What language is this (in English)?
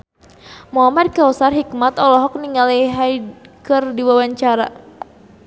Sundanese